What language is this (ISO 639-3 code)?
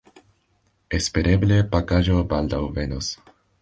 epo